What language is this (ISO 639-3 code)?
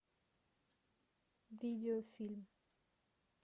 rus